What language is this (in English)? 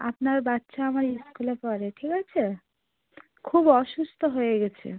Bangla